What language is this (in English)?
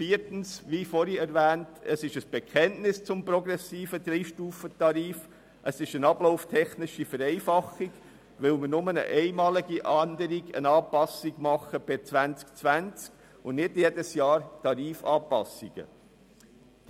Swiss German